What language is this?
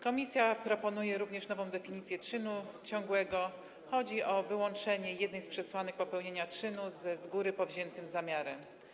Polish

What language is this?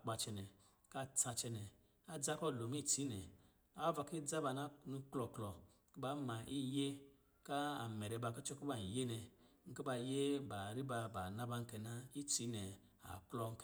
Lijili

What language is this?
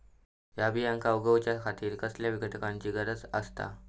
Marathi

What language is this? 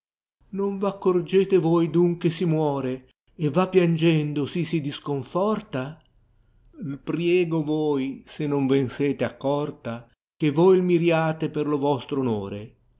Italian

